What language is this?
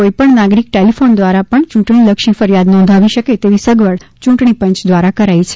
Gujarati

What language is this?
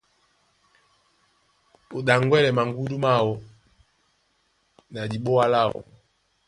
Duala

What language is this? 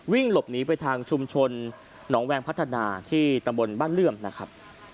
Thai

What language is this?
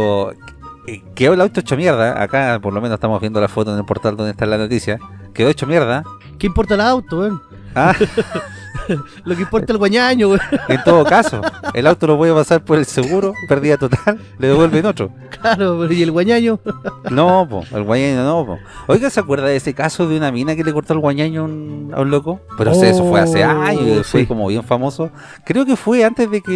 Spanish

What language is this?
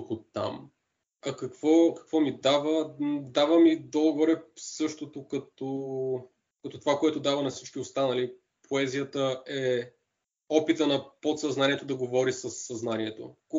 Bulgarian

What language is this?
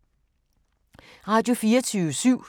Danish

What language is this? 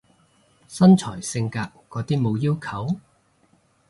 Cantonese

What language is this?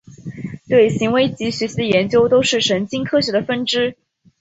Chinese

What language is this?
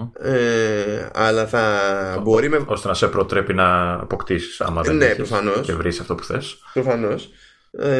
Greek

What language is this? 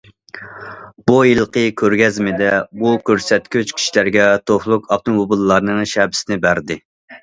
Uyghur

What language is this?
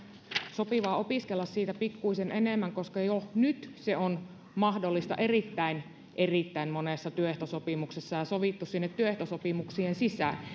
Finnish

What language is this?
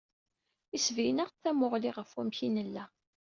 Kabyle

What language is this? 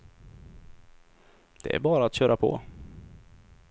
Swedish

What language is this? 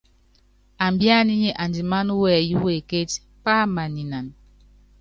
Yangben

